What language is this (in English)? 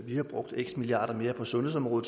Danish